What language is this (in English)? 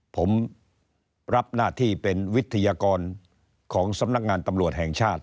Thai